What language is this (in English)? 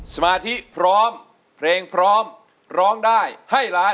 Thai